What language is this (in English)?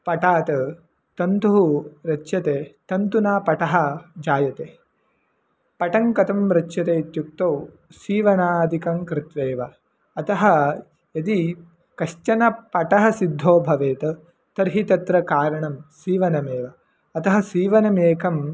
Sanskrit